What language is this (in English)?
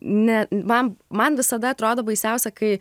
Lithuanian